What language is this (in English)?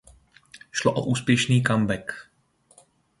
Czech